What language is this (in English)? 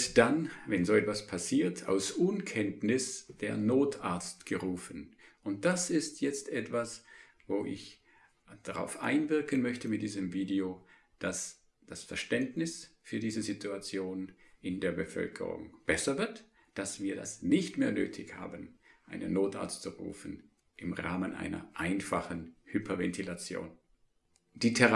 German